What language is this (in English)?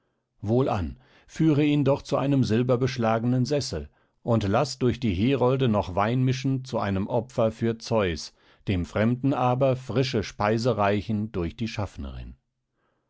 German